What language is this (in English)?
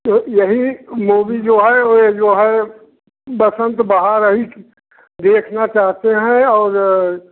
Hindi